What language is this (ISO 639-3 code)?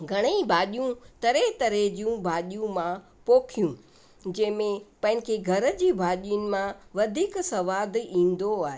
snd